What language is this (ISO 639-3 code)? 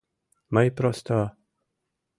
chm